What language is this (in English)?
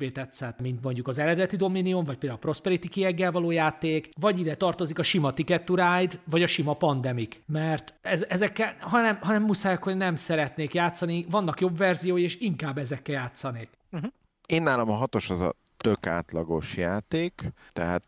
Hungarian